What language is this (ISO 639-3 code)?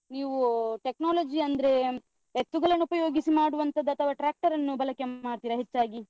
kan